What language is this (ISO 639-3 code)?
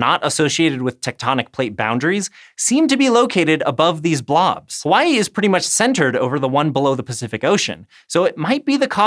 eng